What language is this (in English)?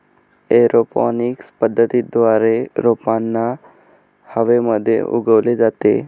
Marathi